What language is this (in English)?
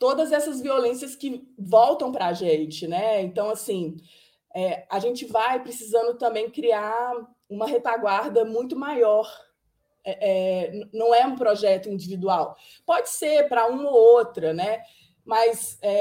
Portuguese